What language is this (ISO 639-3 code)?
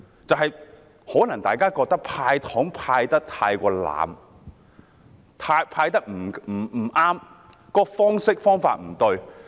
yue